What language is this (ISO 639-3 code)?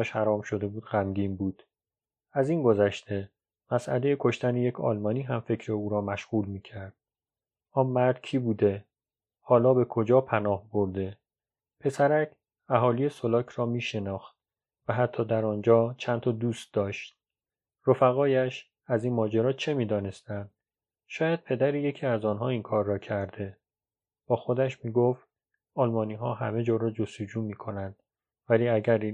fas